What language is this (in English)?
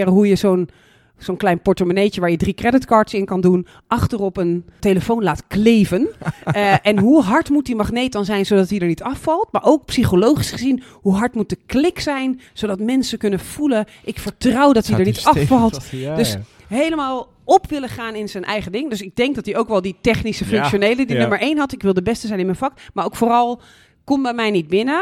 Dutch